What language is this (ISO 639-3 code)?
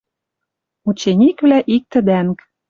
mrj